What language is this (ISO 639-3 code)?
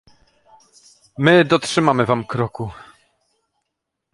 pol